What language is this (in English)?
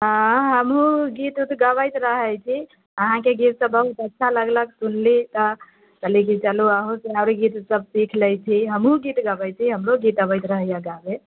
Maithili